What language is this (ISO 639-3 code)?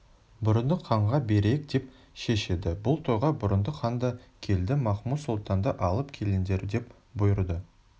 kaz